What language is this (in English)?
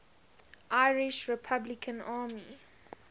English